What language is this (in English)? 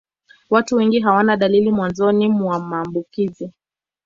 Swahili